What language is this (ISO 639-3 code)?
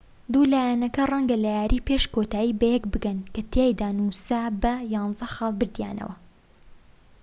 ckb